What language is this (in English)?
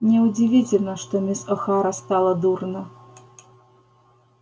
Russian